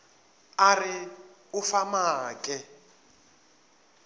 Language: Northern Sotho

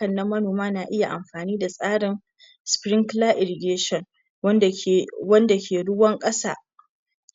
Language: Hausa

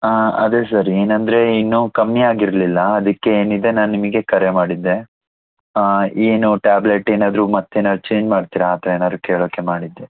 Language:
Kannada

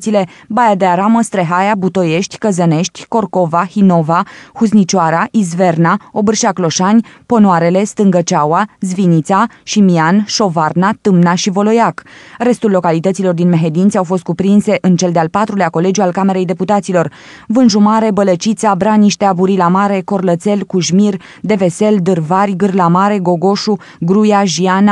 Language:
Romanian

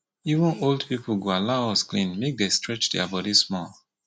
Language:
Nigerian Pidgin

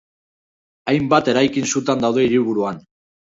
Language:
Basque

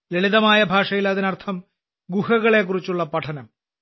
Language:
Malayalam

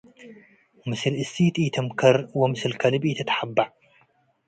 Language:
Tigre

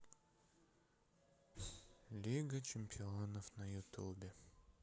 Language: Russian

